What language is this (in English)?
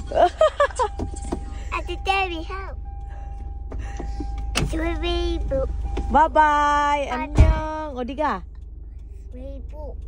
Filipino